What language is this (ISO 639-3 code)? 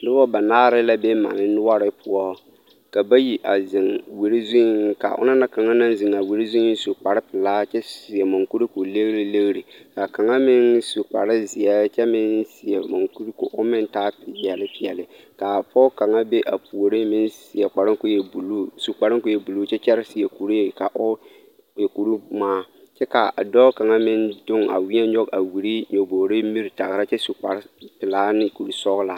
dga